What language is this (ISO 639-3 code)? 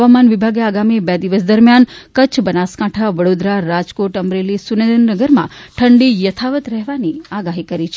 guj